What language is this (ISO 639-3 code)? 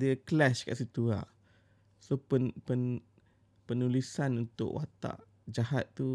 msa